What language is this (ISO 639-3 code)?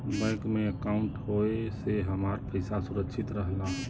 bho